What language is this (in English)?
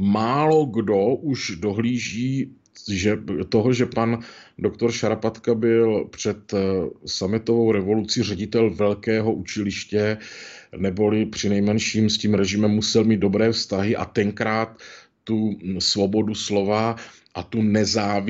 Czech